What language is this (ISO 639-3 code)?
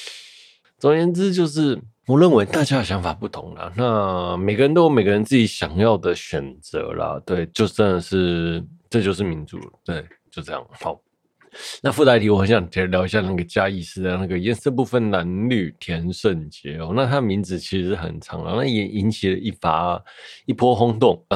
zho